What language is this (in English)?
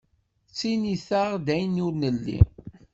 Kabyle